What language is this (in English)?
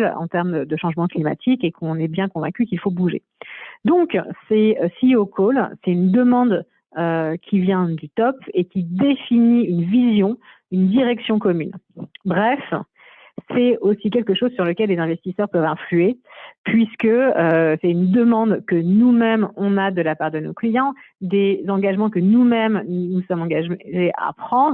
French